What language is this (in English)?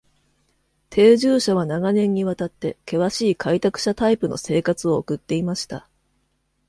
Japanese